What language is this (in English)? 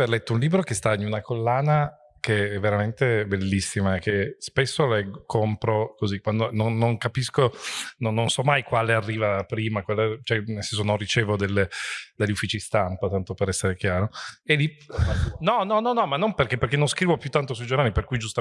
Italian